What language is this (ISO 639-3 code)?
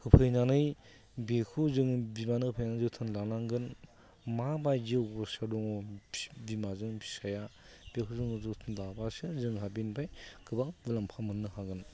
brx